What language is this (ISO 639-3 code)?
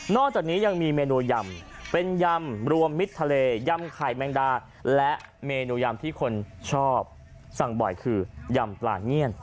tha